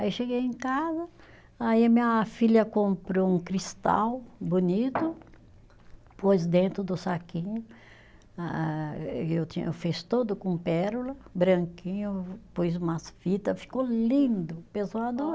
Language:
Portuguese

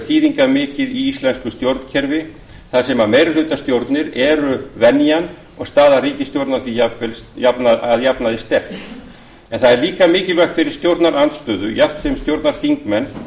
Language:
Icelandic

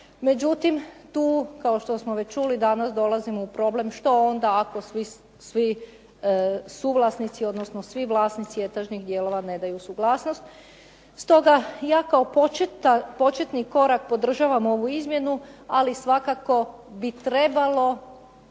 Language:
Croatian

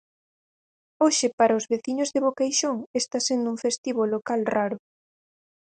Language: Galician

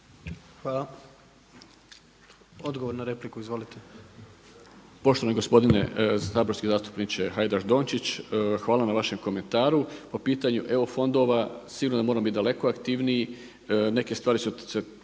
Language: Croatian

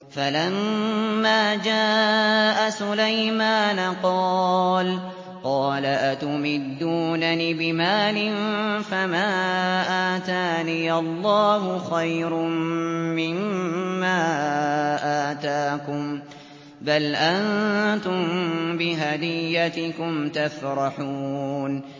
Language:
Arabic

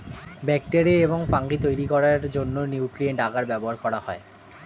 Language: Bangla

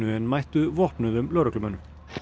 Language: Icelandic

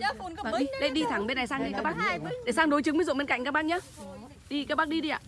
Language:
Vietnamese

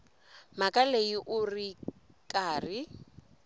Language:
Tsonga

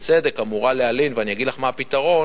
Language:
Hebrew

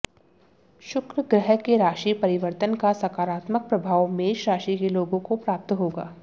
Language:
Hindi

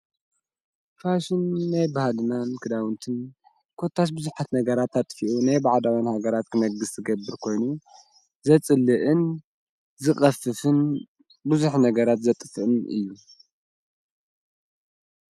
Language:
Tigrinya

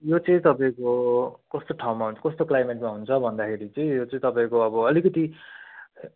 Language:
Nepali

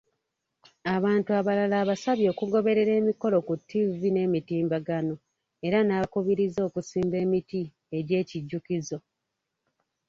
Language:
Ganda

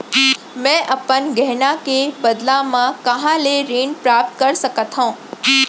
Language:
Chhattisgarhi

